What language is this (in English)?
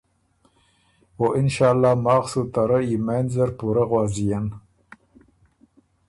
Ormuri